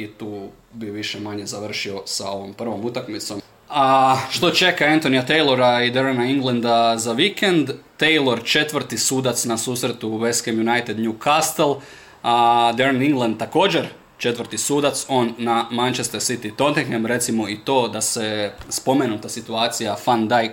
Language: Croatian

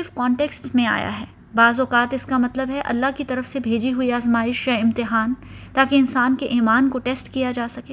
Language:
Urdu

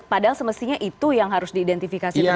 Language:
Indonesian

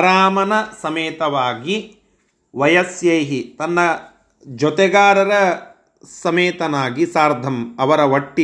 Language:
Kannada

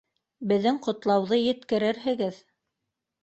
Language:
Bashkir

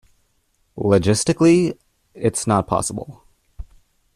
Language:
English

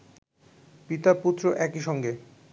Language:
Bangla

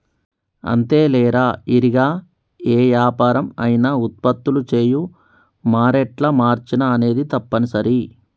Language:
Telugu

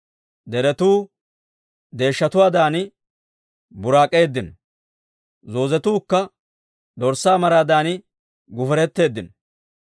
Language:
Dawro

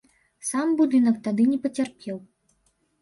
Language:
Belarusian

